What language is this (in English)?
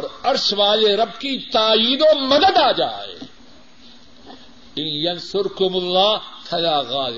Urdu